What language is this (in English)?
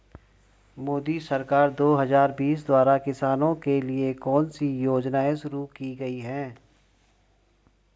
Hindi